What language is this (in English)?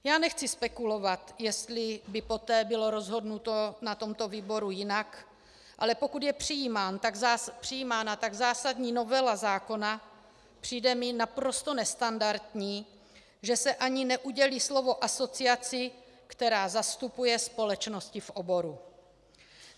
Czech